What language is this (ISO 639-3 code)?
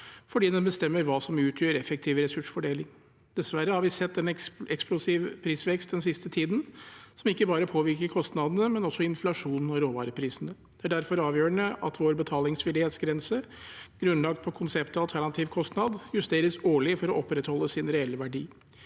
nor